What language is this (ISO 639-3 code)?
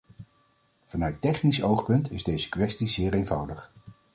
nld